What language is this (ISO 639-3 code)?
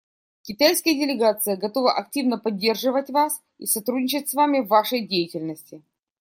rus